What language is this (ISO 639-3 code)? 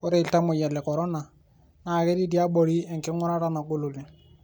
mas